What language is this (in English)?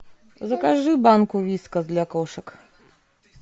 Russian